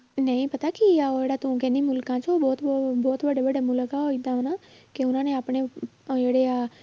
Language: Punjabi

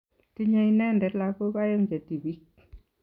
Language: Kalenjin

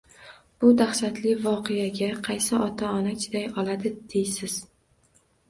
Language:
Uzbek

